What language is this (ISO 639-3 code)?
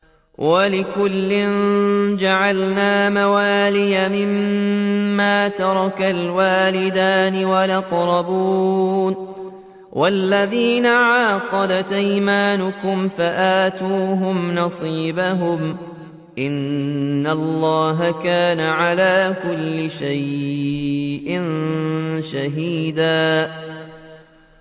ara